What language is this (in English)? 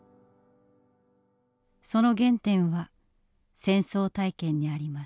Japanese